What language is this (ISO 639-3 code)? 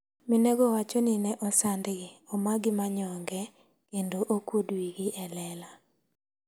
luo